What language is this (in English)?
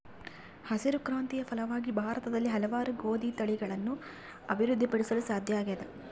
Kannada